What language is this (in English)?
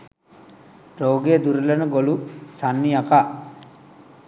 Sinhala